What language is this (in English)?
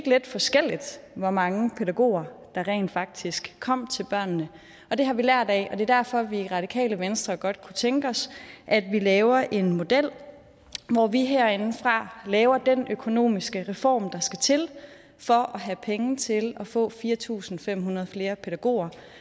Danish